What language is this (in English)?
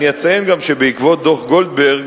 Hebrew